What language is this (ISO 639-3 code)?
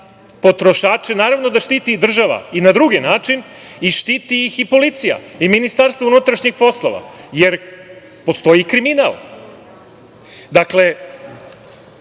srp